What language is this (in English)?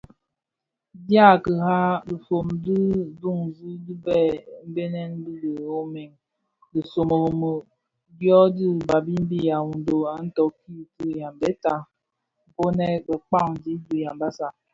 Bafia